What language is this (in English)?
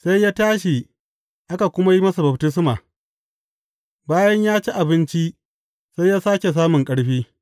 Hausa